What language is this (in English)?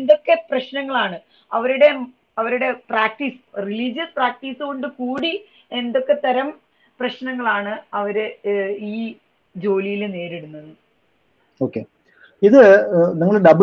Malayalam